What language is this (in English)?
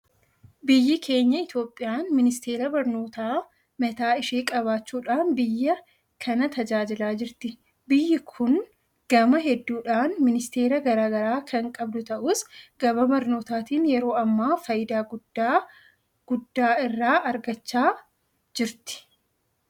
Oromo